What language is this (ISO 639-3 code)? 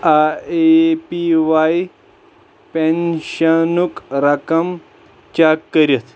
kas